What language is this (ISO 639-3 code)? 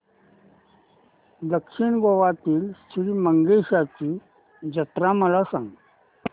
mar